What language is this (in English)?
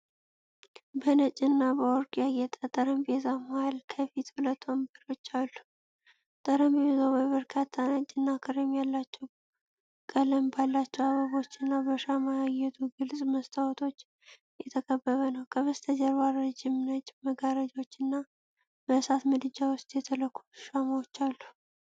Amharic